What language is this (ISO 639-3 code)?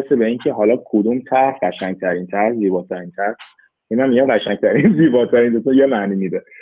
fas